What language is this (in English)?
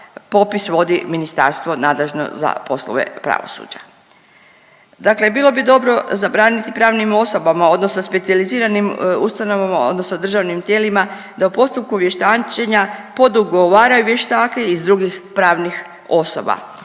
Croatian